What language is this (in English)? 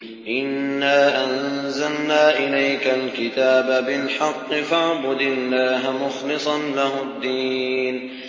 Arabic